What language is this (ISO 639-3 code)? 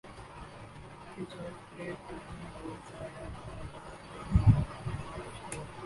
urd